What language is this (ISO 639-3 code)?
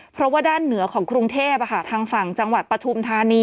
tha